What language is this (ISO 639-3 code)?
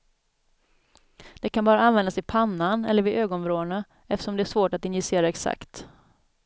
swe